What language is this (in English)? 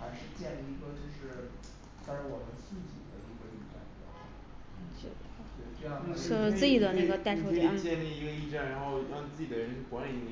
Chinese